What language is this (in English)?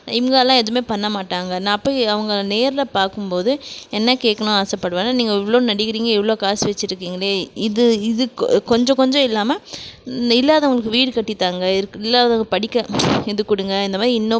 Tamil